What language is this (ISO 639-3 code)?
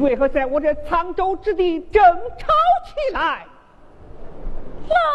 zho